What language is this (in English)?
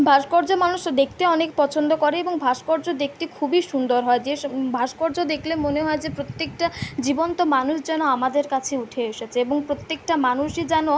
Bangla